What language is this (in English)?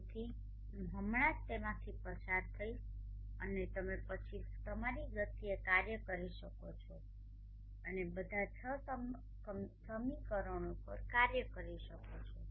Gujarati